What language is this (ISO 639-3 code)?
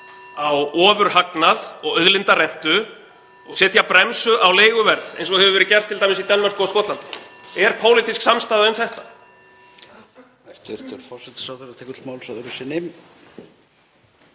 isl